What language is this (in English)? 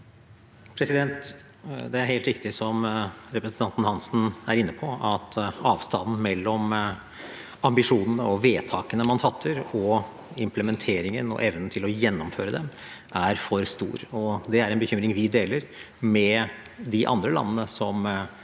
Norwegian